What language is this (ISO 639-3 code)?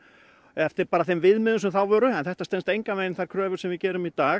isl